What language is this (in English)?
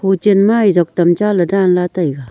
Wancho Naga